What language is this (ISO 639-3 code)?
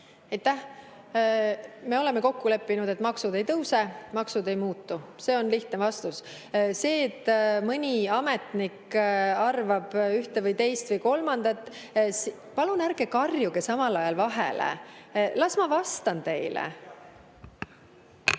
est